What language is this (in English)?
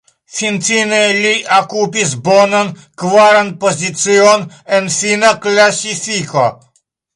Esperanto